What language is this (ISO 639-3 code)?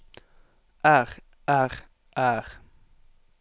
nor